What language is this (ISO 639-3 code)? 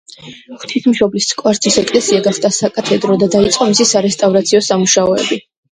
kat